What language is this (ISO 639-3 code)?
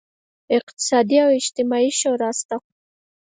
pus